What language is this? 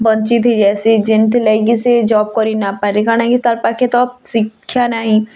Odia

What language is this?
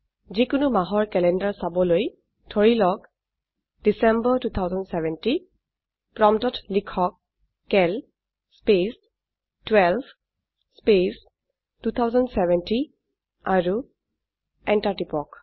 Assamese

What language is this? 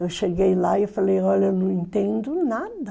Portuguese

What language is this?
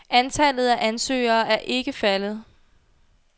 Danish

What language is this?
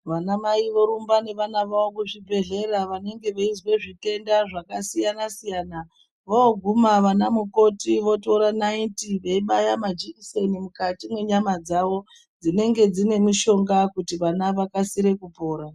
Ndau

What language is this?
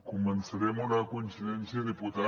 Catalan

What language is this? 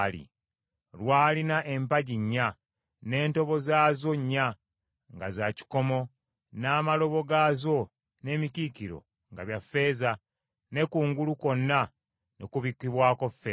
Ganda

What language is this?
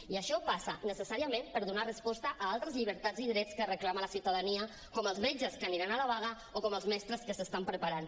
Catalan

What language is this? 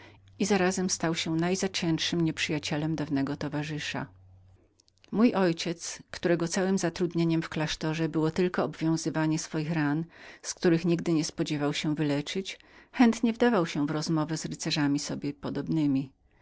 Polish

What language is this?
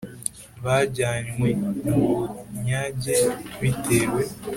Kinyarwanda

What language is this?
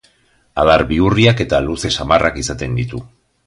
Basque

